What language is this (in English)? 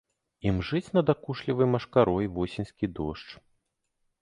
Belarusian